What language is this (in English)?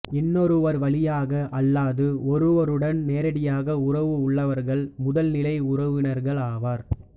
Tamil